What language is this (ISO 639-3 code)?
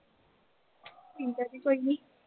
pan